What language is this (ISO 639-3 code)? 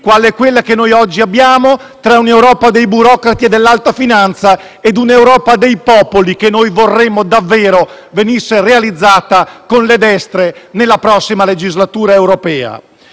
ita